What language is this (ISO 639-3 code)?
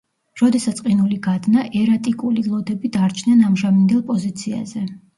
kat